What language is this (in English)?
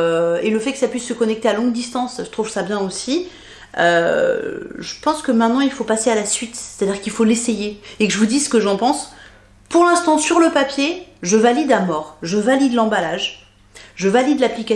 French